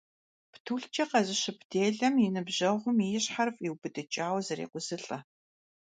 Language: Kabardian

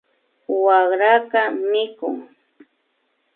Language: Imbabura Highland Quichua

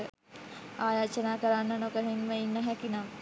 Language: Sinhala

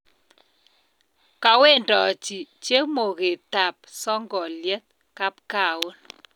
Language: Kalenjin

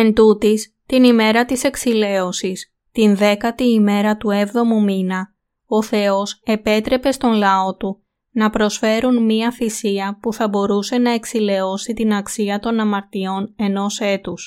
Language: Greek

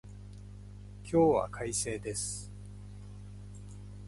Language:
Japanese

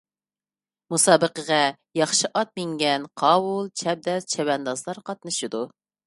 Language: Uyghur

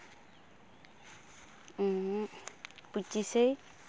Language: Santali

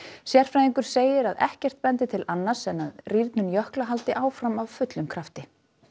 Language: Icelandic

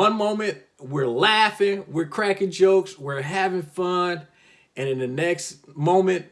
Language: English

